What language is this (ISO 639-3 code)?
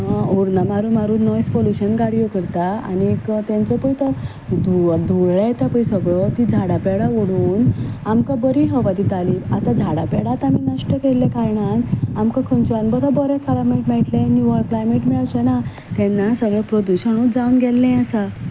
kok